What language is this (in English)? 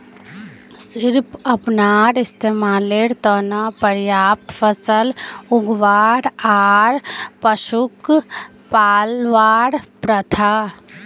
Magahi